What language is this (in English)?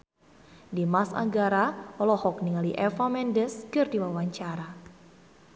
Sundanese